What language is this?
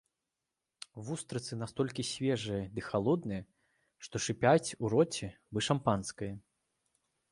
Belarusian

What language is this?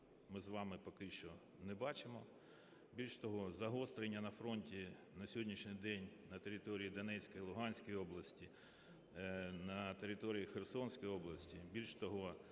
Ukrainian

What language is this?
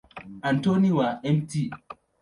Swahili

